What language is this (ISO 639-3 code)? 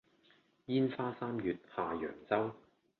yue